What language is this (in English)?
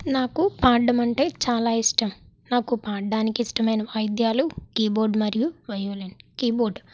Telugu